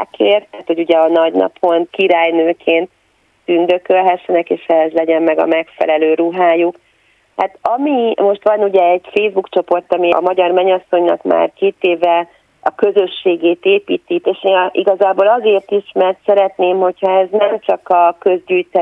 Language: Hungarian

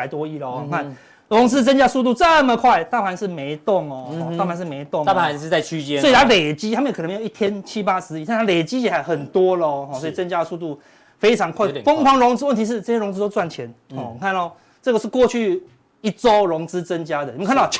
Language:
Chinese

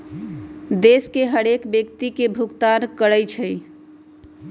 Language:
Magahi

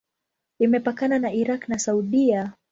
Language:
Swahili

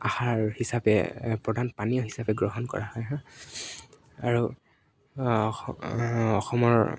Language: Assamese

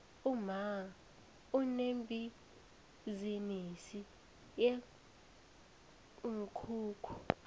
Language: South Ndebele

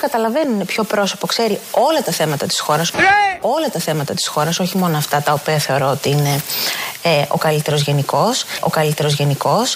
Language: Greek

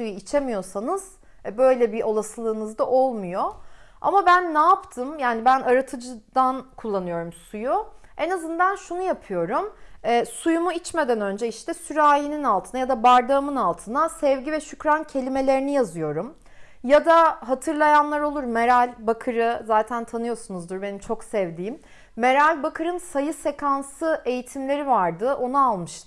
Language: Turkish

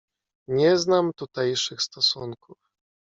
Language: Polish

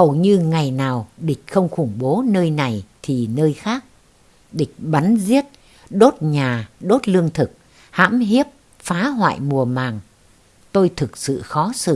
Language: Vietnamese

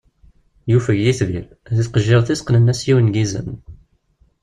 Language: Kabyle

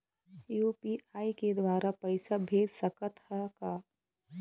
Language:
Chhattisgarhi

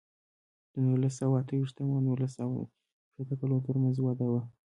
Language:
Pashto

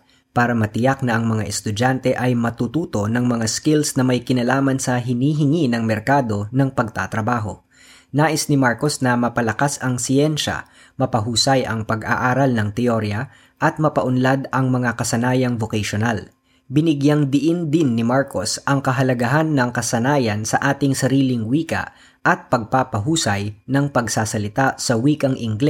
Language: Filipino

